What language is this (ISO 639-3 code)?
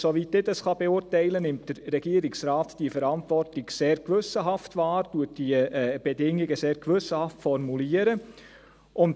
gsw